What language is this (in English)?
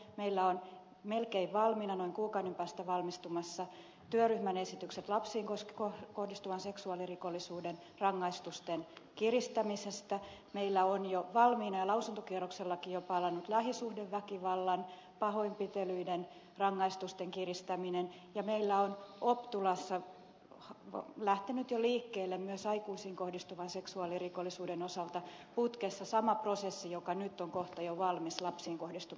Finnish